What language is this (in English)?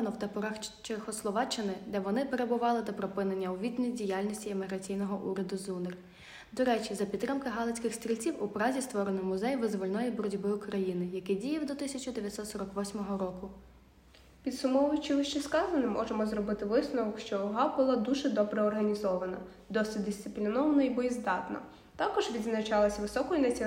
Ukrainian